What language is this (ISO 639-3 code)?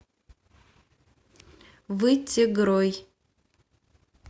rus